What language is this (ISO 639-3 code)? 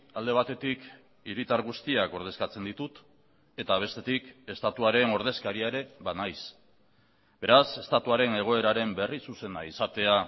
eus